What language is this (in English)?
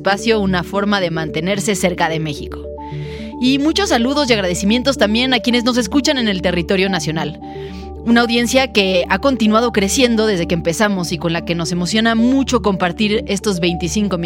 Spanish